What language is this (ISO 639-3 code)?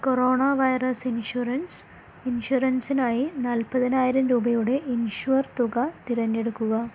mal